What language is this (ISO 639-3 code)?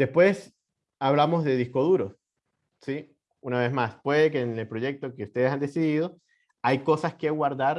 spa